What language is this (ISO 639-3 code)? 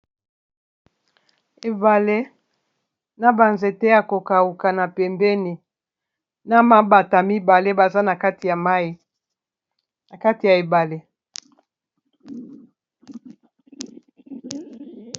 lin